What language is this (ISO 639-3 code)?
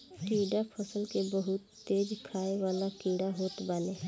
bho